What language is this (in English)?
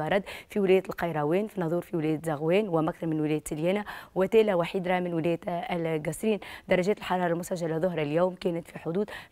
Arabic